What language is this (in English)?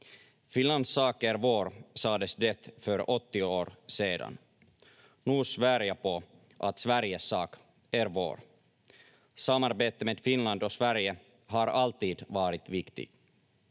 Finnish